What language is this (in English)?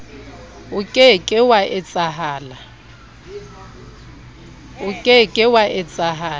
Southern Sotho